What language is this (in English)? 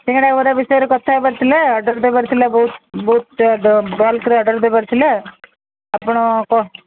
Odia